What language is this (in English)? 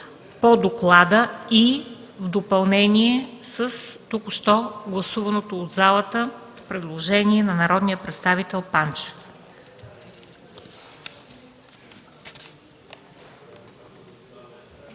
Bulgarian